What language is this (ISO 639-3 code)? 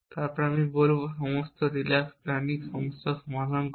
ben